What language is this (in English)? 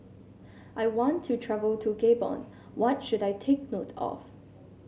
English